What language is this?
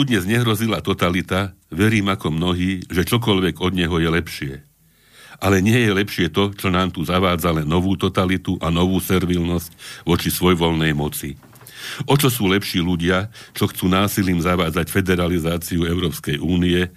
Slovak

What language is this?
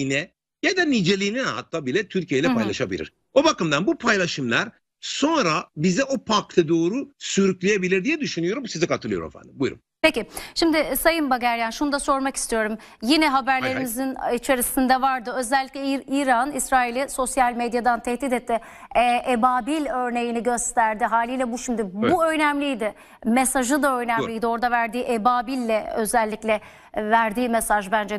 Turkish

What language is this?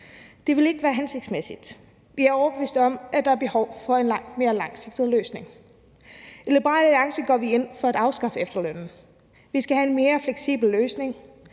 Danish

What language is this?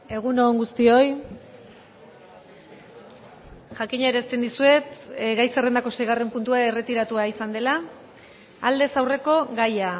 Basque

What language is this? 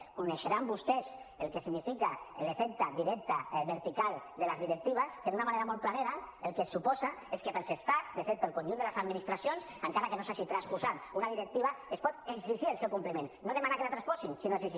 Catalan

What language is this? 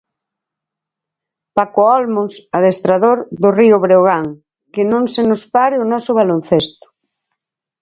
Galician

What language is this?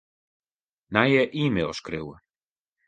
Western Frisian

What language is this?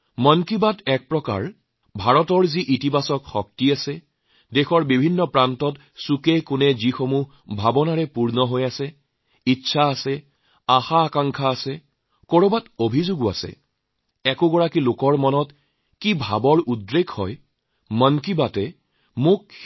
Assamese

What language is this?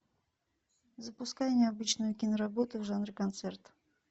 Russian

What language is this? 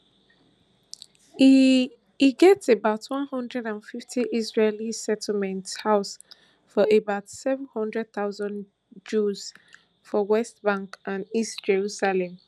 Nigerian Pidgin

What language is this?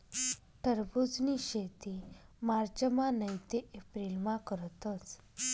Marathi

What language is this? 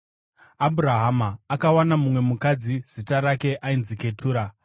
Shona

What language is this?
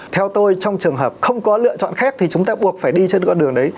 Vietnamese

